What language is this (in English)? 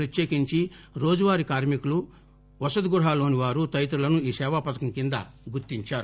Telugu